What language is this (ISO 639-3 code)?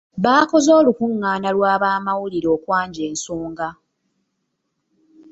lug